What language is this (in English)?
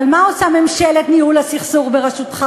Hebrew